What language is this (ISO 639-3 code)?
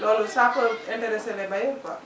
wol